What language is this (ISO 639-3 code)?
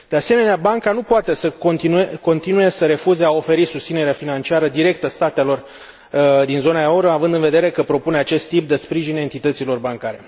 ron